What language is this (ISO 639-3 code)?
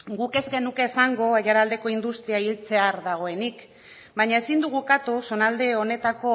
eus